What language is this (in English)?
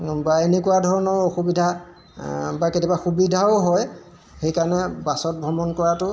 Assamese